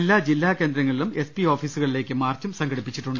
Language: Malayalam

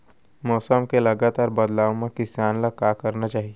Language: Chhattisgarhi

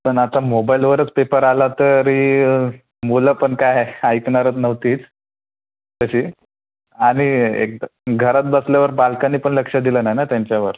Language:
Marathi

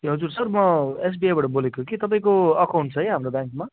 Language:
Nepali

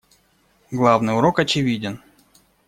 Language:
Russian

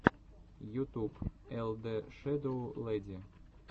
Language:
Russian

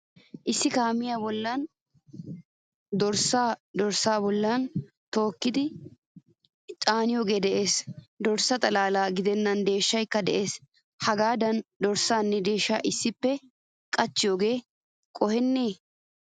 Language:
Wolaytta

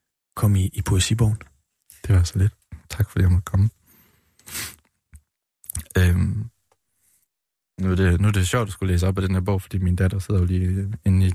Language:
Danish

